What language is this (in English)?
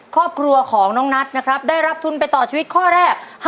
Thai